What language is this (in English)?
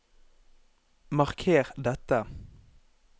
Norwegian